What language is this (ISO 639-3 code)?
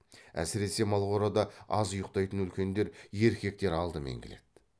kaz